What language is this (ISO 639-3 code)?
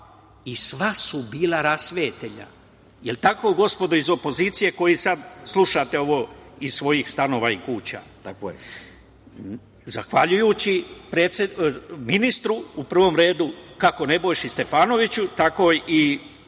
srp